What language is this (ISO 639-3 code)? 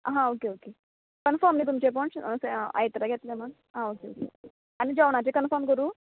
kok